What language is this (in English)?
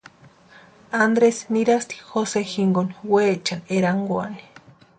Western Highland Purepecha